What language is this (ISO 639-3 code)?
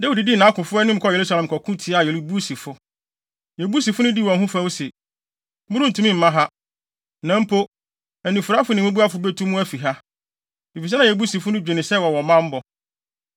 aka